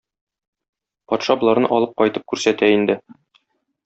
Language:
Tatar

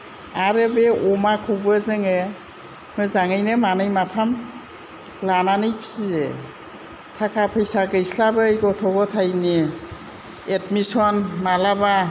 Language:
Bodo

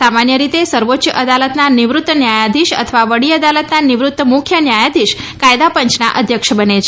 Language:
Gujarati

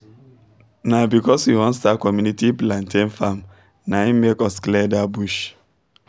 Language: Nigerian Pidgin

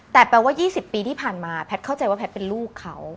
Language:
Thai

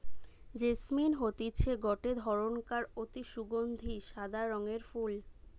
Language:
Bangla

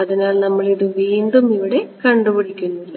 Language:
Malayalam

